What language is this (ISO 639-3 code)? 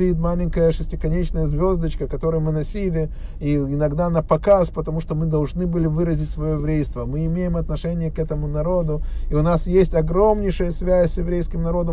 rus